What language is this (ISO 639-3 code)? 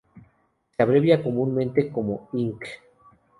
spa